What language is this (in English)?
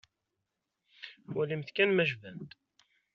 Kabyle